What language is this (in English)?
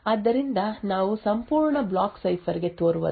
Kannada